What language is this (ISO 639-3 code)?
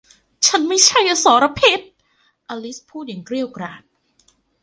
tha